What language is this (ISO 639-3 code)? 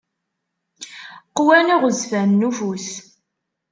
kab